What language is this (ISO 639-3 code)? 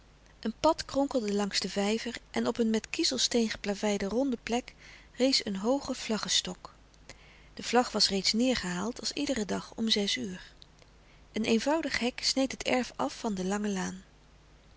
nld